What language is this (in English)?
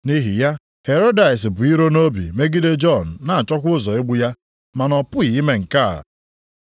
Igbo